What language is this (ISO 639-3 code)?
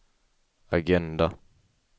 swe